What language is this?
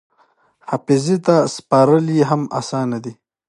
Pashto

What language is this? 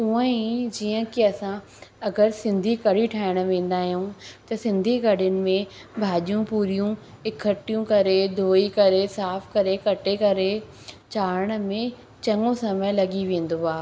Sindhi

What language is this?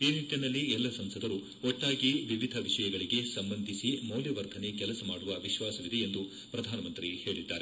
Kannada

